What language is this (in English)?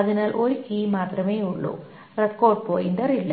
Malayalam